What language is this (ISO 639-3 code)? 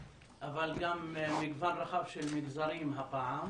heb